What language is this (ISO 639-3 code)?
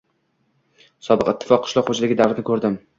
uzb